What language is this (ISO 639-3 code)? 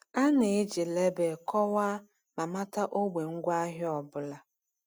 ibo